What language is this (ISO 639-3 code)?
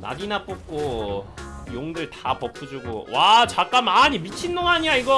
kor